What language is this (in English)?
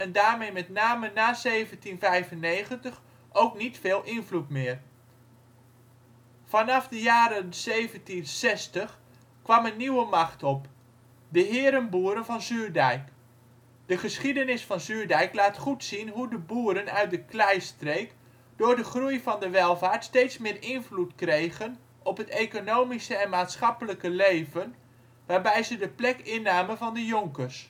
Dutch